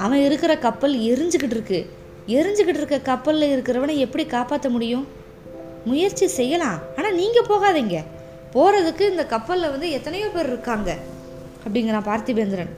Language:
Tamil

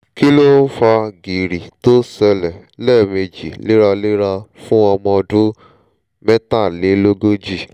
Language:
Yoruba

